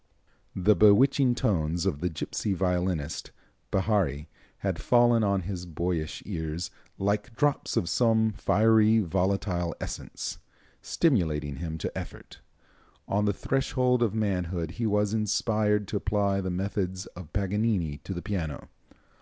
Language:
English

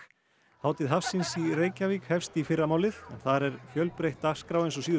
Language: Icelandic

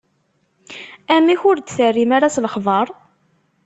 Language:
Kabyle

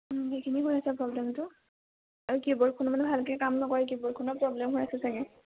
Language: Assamese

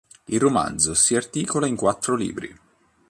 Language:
Italian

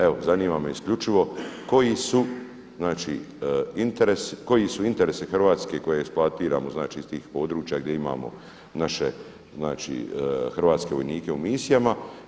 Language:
Croatian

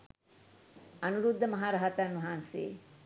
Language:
Sinhala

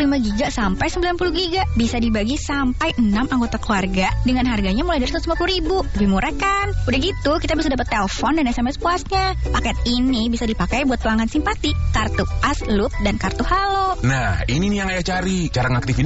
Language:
Indonesian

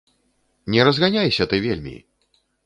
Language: Belarusian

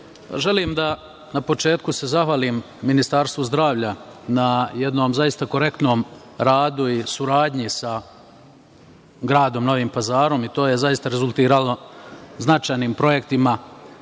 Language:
Serbian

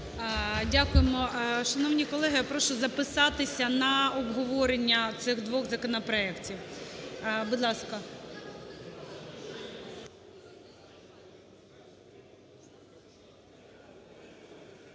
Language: Ukrainian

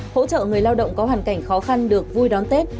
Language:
Vietnamese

